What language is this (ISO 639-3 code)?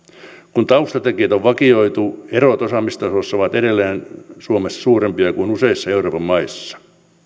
fin